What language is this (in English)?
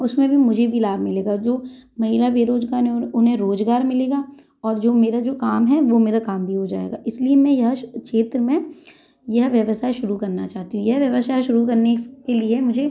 Hindi